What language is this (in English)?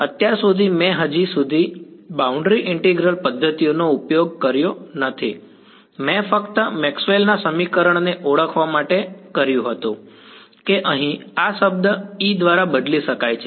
Gujarati